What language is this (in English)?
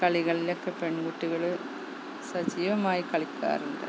Malayalam